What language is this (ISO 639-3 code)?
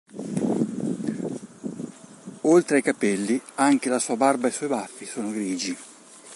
ita